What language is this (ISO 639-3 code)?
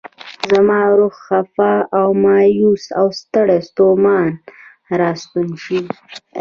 pus